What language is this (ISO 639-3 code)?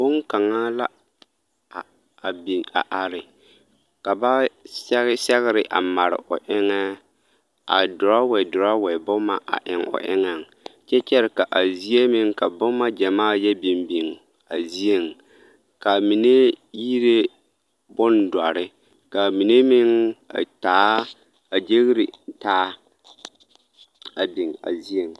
dga